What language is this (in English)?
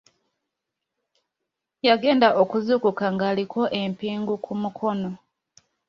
Ganda